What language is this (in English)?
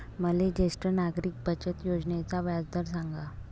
Marathi